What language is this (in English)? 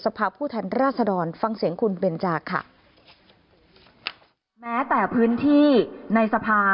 Thai